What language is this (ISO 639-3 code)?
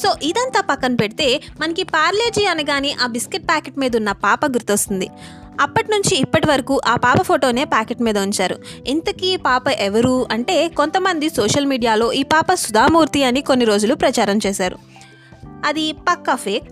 tel